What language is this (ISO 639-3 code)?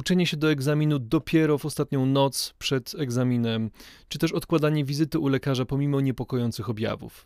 pol